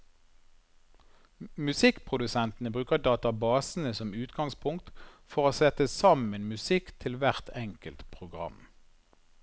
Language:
Norwegian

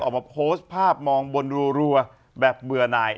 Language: Thai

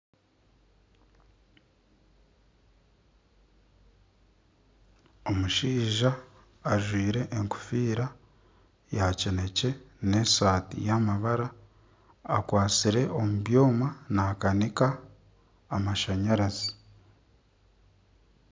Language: Nyankole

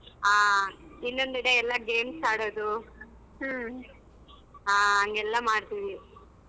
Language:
Kannada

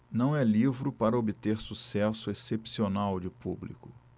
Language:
Portuguese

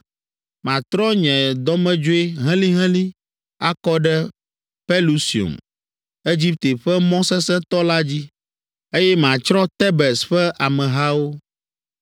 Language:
Ewe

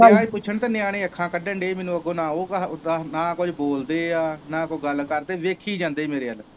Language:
Punjabi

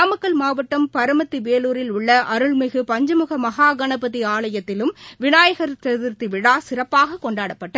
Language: Tamil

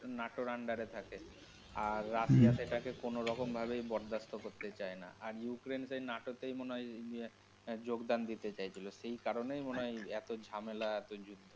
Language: Bangla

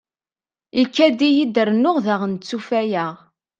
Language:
Kabyle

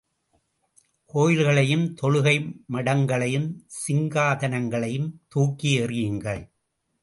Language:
Tamil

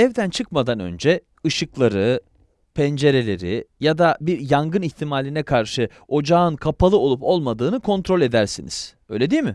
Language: Turkish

